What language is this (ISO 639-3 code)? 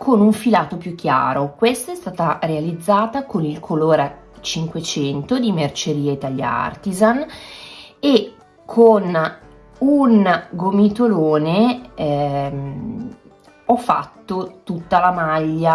ita